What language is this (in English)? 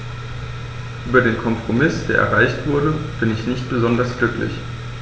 German